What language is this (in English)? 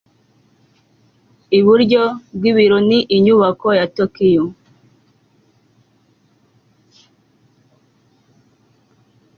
Kinyarwanda